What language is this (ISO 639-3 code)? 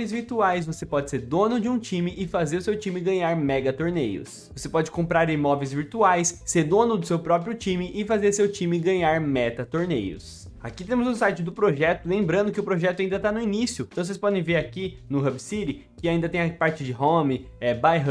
por